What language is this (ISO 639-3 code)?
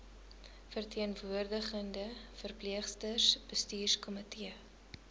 afr